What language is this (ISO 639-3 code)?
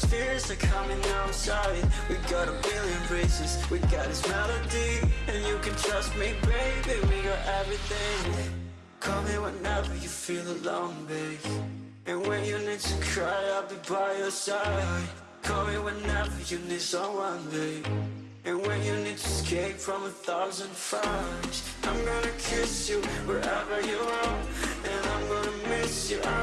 eng